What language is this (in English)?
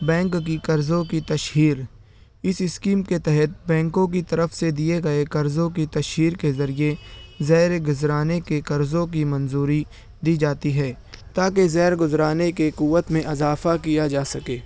Urdu